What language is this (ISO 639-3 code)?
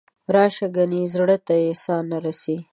pus